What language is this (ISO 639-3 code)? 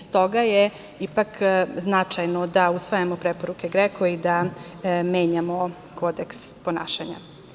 srp